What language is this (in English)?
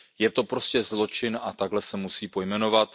Czech